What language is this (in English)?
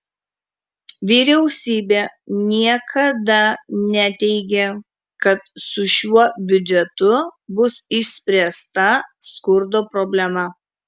Lithuanian